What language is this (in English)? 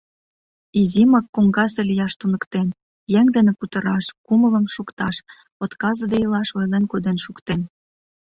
Mari